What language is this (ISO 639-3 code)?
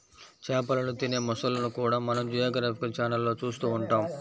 tel